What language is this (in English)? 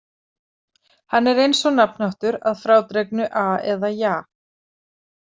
Icelandic